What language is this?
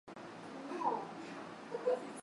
Swahili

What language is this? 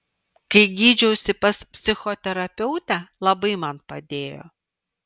Lithuanian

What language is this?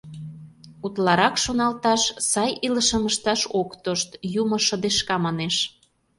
Mari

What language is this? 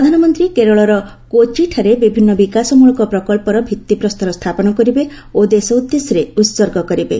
Odia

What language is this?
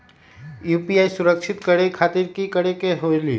Magahi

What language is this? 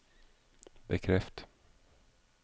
Norwegian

